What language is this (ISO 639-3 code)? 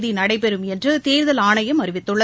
tam